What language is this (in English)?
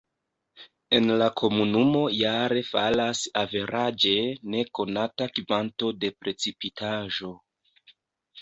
Esperanto